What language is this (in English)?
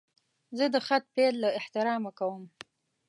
Pashto